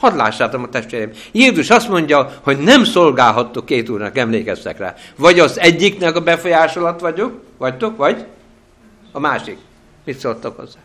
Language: Hungarian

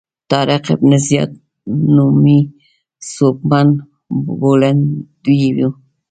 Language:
Pashto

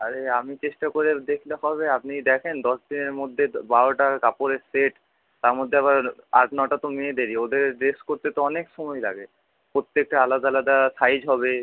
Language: Bangla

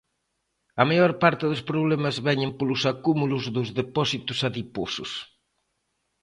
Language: Galician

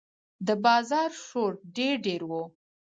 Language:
Pashto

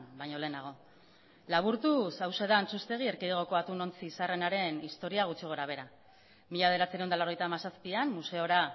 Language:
Basque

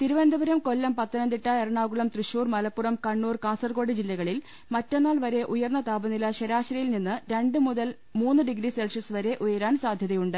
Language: Malayalam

